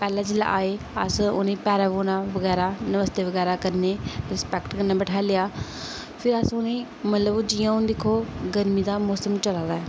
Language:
Dogri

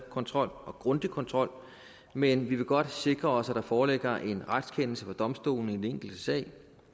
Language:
Danish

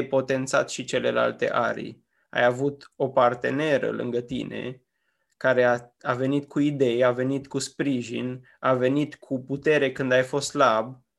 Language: Romanian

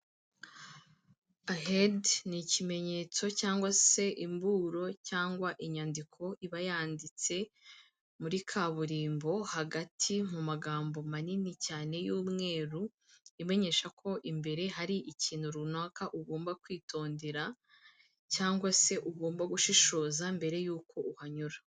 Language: Kinyarwanda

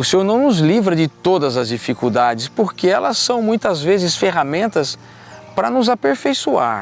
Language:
Portuguese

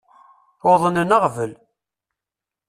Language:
Kabyle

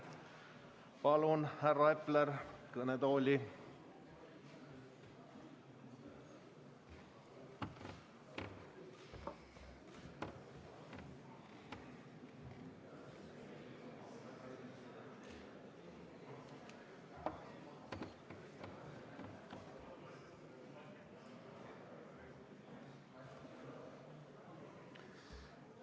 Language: Estonian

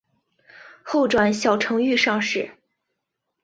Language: Chinese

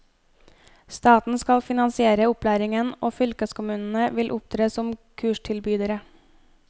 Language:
Norwegian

